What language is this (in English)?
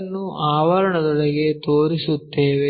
Kannada